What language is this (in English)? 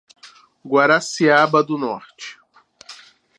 Portuguese